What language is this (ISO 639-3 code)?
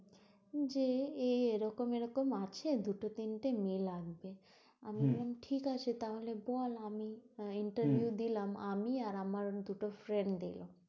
ben